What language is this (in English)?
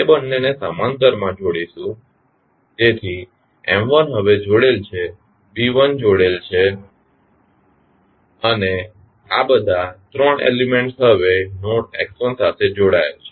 Gujarati